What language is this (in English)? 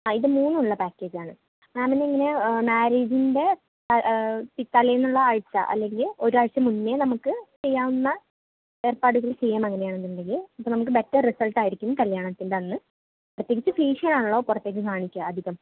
Malayalam